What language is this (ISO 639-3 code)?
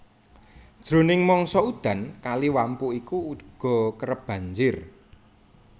jav